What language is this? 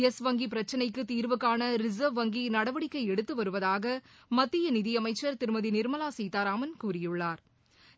Tamil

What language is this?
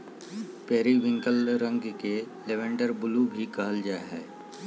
Magahi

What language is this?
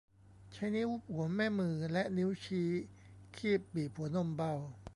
Thai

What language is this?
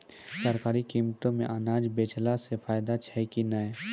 Maithili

